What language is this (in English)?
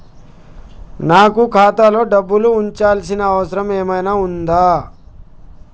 Telugu